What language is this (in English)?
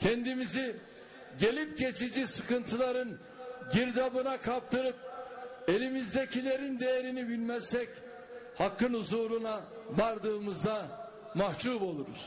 Turkish